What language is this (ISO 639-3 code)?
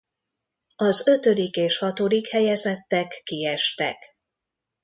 hun